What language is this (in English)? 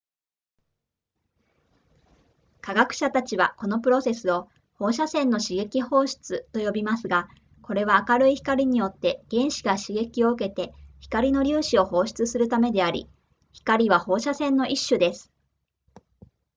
Japanese